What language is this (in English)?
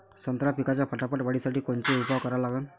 Marathi